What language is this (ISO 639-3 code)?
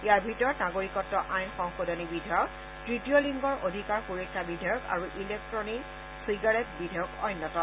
asm